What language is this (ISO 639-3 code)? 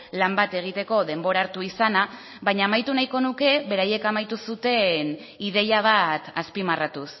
eus